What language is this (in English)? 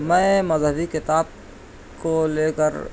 Urdu